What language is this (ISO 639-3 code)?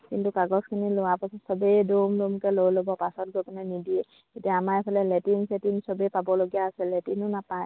asm